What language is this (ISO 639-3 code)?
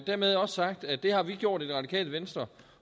dan